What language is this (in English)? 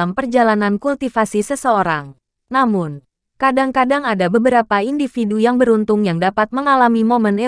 Indonesian